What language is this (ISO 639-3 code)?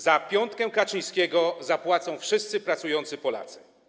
pol